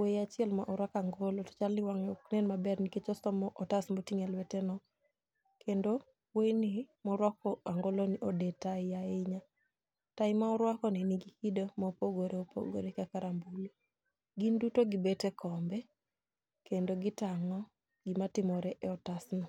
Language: Luo (Kenya and Tanzania)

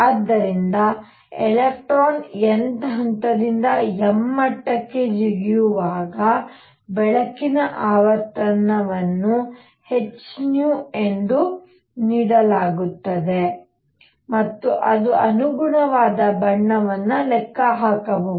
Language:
Kannada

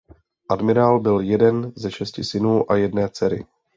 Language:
Czech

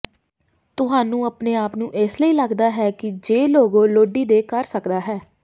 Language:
Punjabi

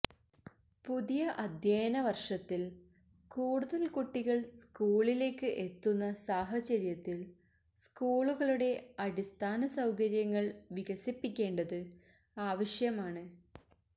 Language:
Malayalam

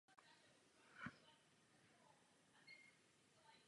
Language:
Czech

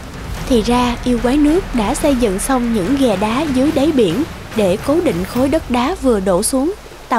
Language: Vietnamese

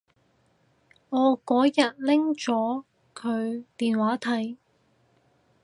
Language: Cantonese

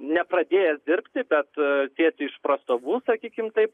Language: Lithuanian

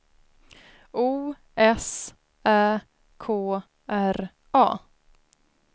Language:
Swedish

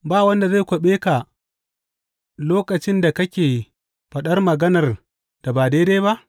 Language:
Hausa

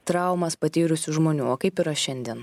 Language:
Lithuanian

